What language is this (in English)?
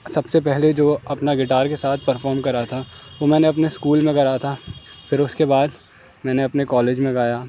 Urdu